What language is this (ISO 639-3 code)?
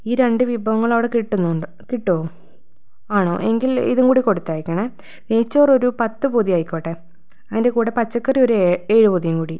mal